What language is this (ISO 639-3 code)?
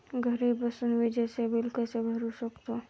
mar